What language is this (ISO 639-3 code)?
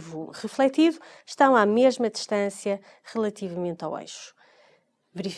por